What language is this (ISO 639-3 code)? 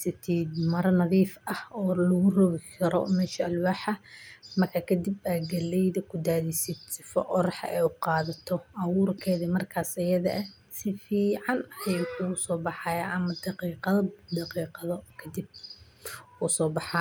som